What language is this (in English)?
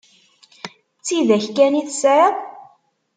Kabyle